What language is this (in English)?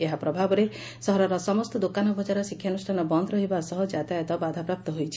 Odia